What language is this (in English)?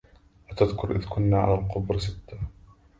Arabic